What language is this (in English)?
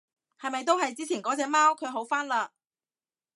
Cantonese